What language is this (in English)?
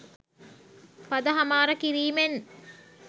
Sinhala